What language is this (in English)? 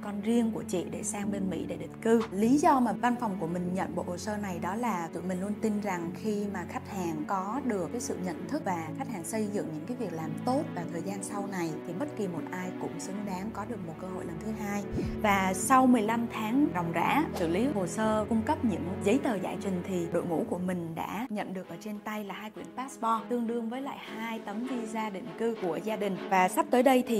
Vietnamese